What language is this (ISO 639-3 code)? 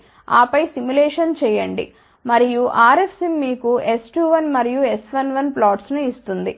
tel